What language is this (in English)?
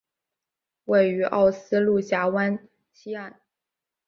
Chinese